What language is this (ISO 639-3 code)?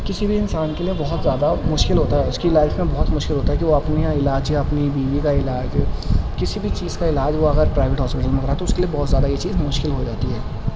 urd